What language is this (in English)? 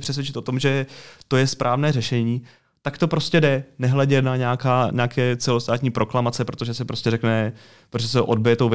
Czech